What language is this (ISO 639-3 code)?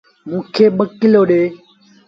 sbn